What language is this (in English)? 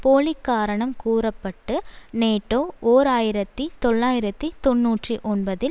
Tamil